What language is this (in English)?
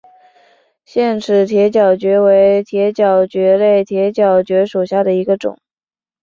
Chinese